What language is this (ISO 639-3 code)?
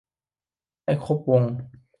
tha